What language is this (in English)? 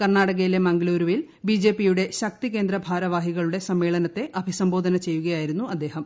Malayalam